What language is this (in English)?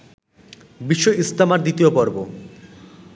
Bangla